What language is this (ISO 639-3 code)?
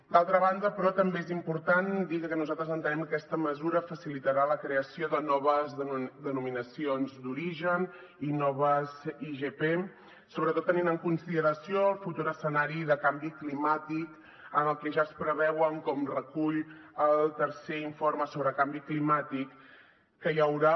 cat